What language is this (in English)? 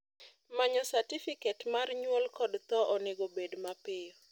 Luo (Kenya and Tanzania)